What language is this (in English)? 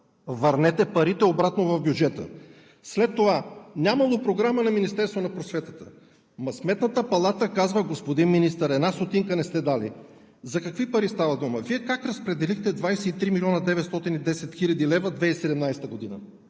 Bulgarian